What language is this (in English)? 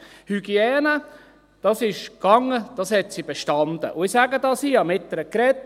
Swiss German